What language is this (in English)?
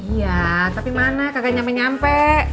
Indonesian